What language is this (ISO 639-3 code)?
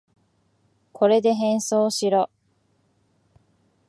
jpn